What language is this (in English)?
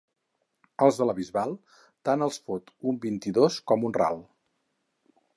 Catalan